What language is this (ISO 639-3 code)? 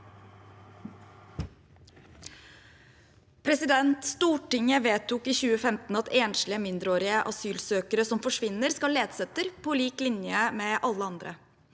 nor